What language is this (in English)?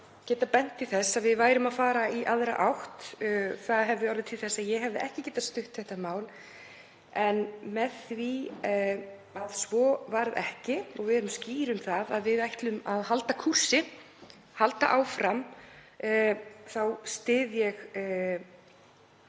Icelandic